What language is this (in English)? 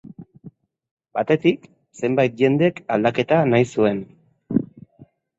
Basque